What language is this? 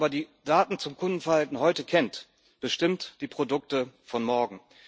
German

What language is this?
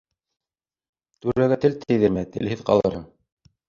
Bashkir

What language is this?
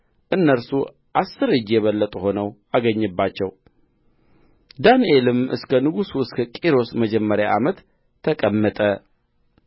Amharic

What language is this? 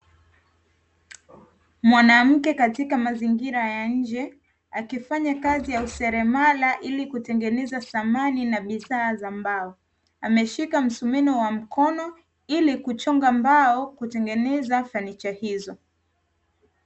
Swahili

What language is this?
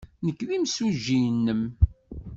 Kabyle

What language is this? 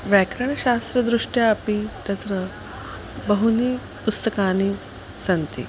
Sanskrit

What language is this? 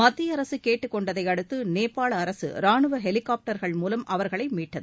Tamil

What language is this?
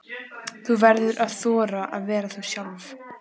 Icelandic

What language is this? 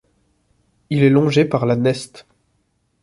French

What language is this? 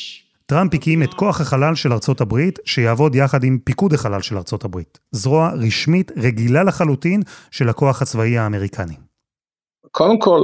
Hebrew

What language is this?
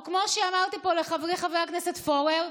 Hebrew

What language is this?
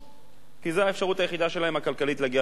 Hebrew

